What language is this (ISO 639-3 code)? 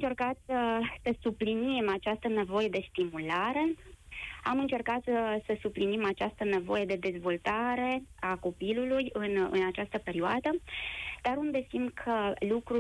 ron